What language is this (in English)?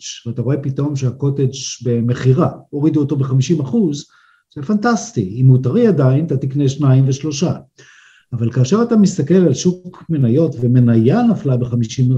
Hebrew